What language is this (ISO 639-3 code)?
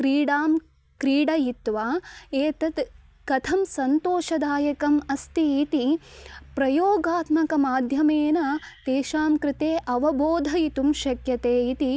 san